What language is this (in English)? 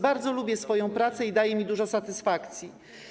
Polish